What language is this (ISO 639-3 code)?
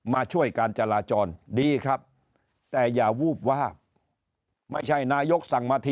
tha